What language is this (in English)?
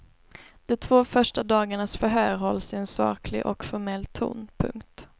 Swedish